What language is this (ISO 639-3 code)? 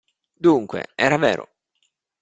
ita